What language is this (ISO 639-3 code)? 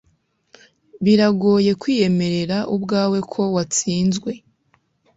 kin